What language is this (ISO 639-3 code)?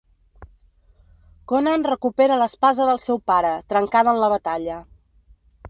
cat